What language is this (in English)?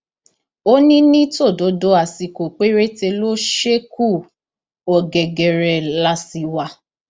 Yoruba